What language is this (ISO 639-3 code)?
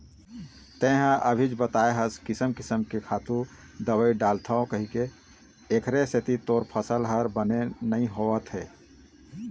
hne